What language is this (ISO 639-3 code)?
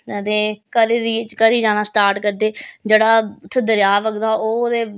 doi